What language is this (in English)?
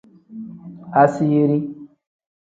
Tem